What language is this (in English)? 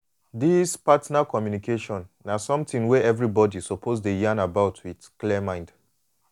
Nigerian Pidgin